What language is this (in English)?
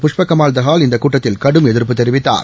Tamil